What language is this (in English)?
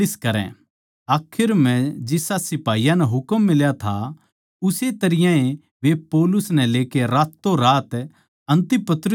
Haryanvi